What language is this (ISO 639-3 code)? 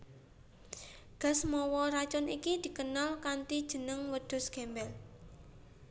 jav